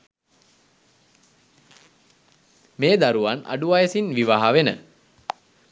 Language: Sinhala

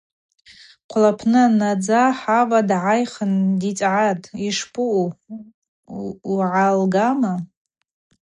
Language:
Abaza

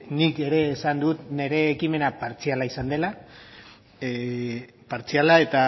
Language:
Basque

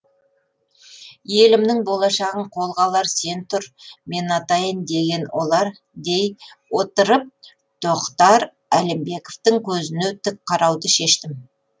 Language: Kazakh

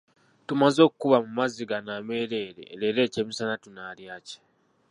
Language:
Ganda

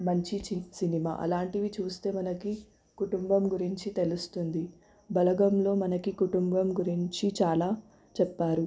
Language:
Telugu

